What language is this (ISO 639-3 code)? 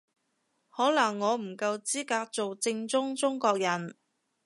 yue